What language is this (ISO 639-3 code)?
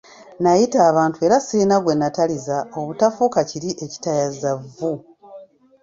lug